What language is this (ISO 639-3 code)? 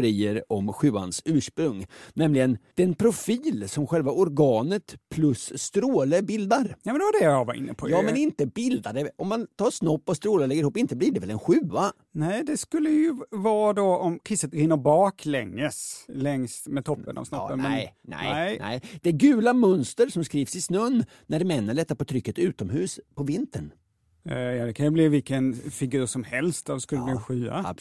swe